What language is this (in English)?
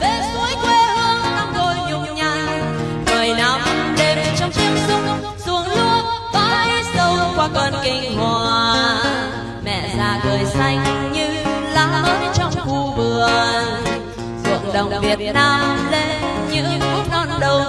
Vietnamese